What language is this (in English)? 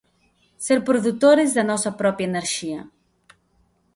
Galician